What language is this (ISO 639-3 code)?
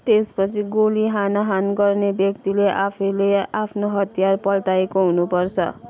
nep